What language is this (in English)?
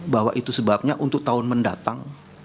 Indonesian